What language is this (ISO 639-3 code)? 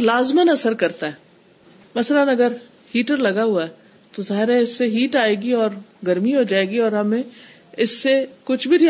urd